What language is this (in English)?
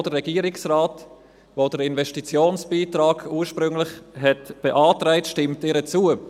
Swiss German